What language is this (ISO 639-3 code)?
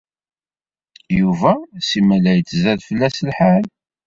kab